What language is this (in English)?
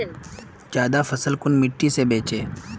Magahi